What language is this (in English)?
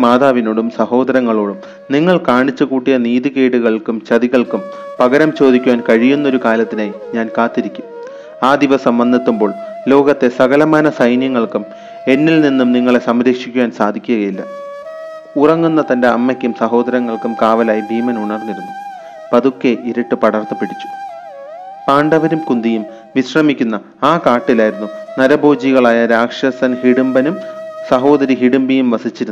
Malayalam